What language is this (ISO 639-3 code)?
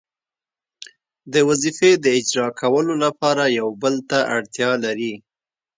pus